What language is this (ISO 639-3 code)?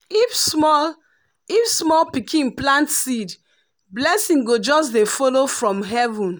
pcm